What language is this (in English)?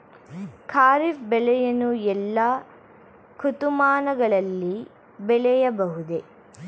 Kannada